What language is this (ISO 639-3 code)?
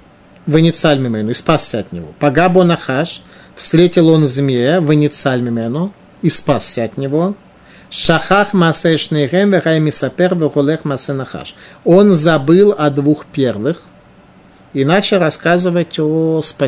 rus